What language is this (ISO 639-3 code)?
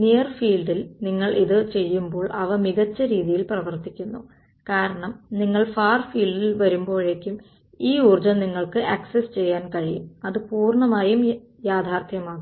mal